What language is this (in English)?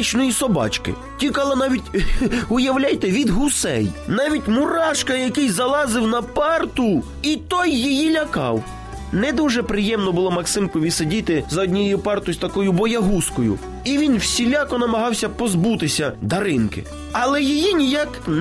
Ukrainian